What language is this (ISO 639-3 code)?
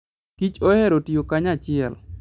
luo